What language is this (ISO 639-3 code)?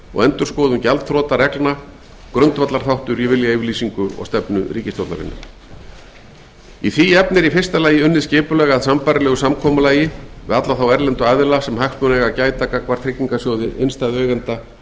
isl